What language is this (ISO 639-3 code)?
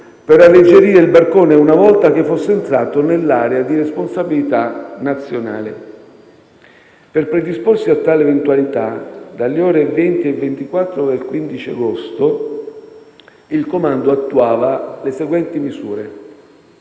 ita